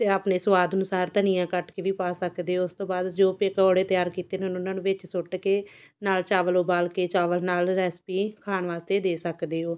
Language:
Punjabi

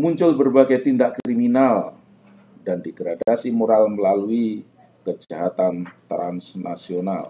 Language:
Indonesian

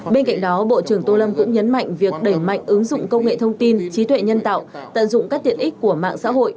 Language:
Vietnamese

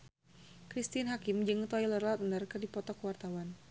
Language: Sundanese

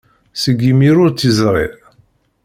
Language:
Kabyle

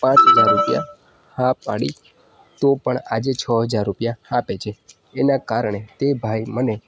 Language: Gujarati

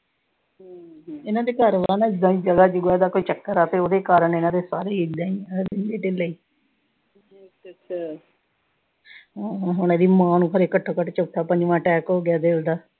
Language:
Punjabi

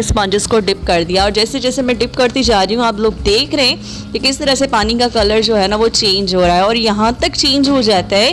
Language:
Urdu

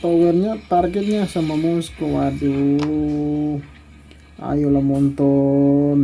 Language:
Indonesian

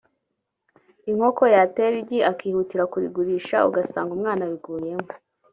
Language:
Kinyarwanda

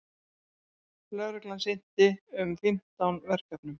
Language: Icelandic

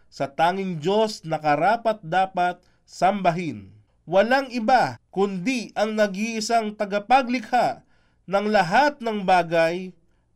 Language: Filipino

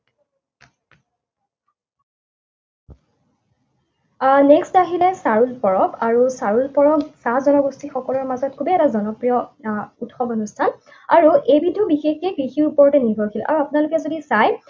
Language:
Assamese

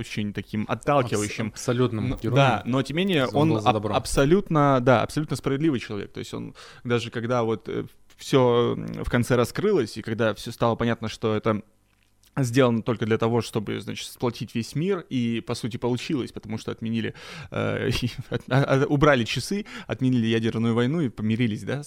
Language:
Russian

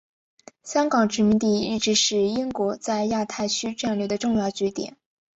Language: Chinese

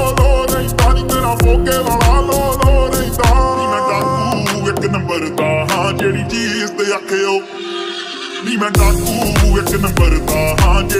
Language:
Arabic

